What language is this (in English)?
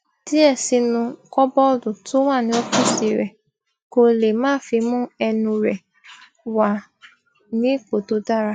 Yoruba